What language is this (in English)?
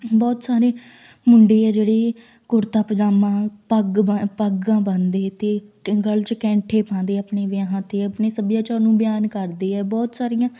Punjabi